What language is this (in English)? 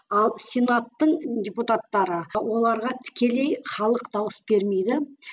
Kazakh